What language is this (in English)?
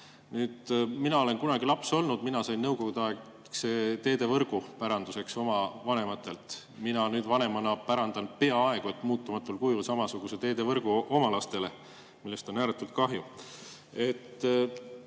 Estonian